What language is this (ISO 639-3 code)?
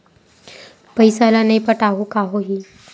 hne